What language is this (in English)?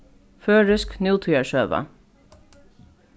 Faroese